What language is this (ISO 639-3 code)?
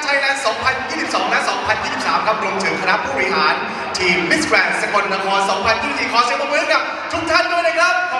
tha